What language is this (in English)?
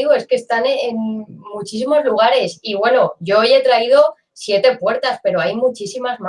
Spanish